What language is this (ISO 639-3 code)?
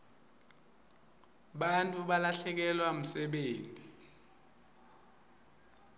ssw